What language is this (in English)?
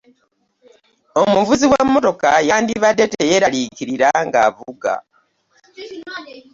Ganda